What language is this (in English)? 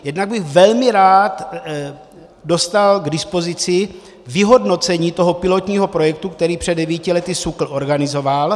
Czech